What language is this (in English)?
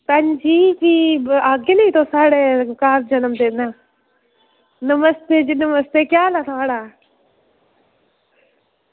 Dogri